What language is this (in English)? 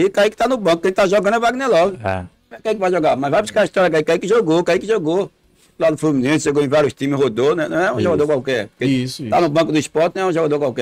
Portuguese